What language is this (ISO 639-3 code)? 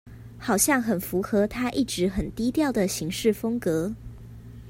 zho